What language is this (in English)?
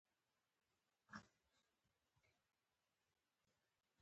Pashto